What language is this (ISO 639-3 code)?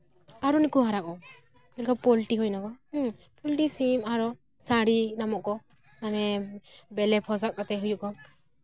sat